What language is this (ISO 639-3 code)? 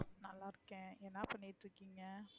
tam